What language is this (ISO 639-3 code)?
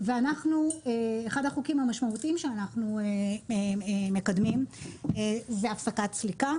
heb